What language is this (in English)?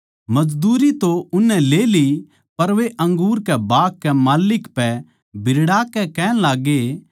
Haryanvi